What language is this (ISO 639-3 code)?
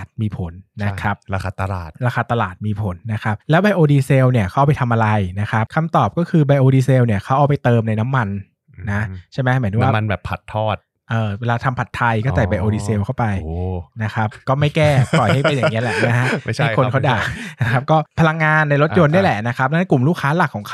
tha